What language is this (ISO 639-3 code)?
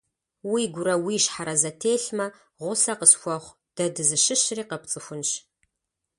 kbd